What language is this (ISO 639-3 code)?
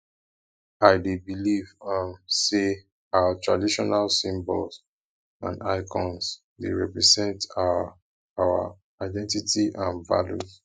pcm